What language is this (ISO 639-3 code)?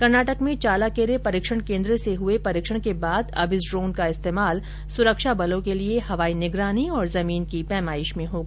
hin